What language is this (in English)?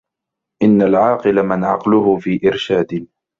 Arabic